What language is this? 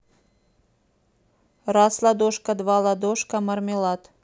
Russian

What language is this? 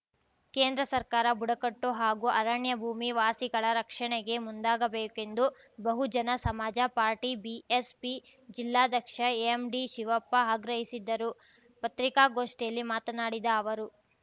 Kannada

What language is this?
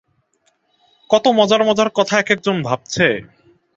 Bangla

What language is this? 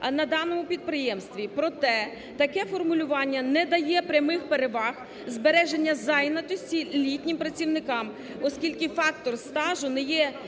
Ukrainian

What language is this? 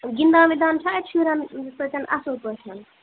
Kashmiri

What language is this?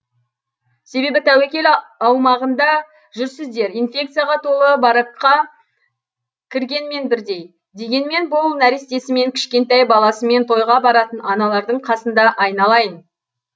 Kazakh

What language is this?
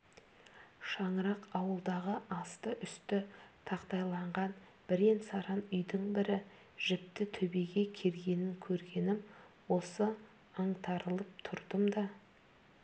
Kazakh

